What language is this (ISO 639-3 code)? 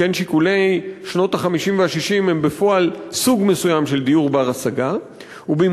heb